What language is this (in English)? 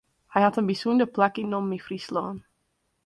Western Frisian